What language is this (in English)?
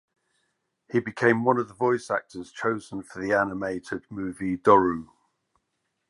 English